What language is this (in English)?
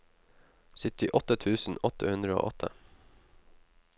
Norwegian